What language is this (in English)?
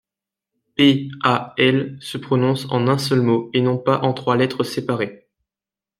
French